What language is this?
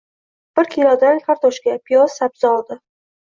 Uzbek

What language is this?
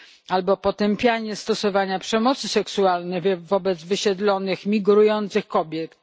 Polish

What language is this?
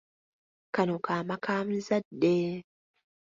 Ganda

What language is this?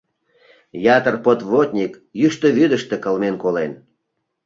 Mari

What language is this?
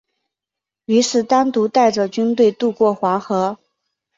Chinese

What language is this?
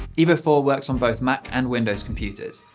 English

